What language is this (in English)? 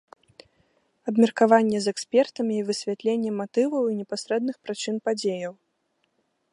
Belarusian